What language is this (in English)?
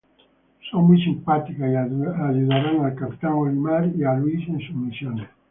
Spanish